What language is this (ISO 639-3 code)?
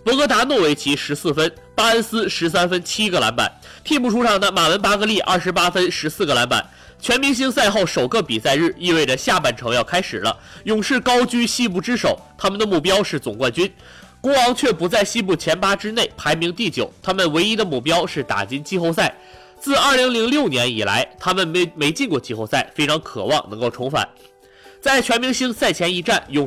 zho